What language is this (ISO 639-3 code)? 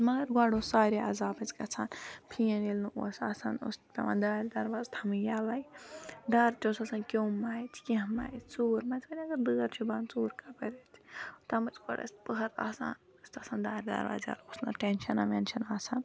kas